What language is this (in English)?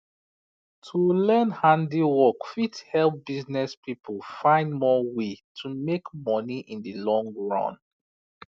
Nigerian Pidgin